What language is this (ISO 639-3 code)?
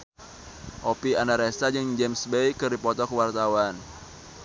sun